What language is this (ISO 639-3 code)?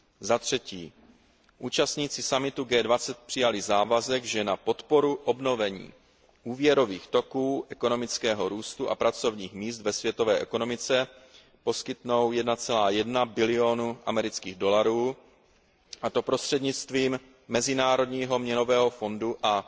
ces